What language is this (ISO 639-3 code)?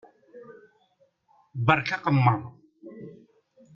kab